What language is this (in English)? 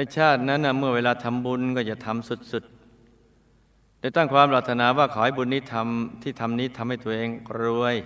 Thai